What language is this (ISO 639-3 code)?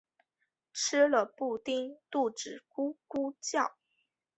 zho